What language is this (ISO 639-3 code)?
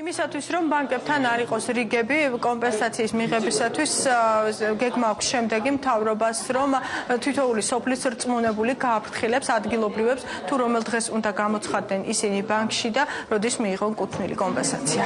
ara